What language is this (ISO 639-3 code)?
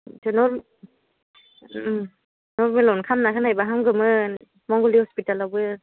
brx